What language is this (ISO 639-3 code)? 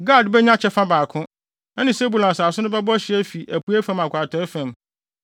aka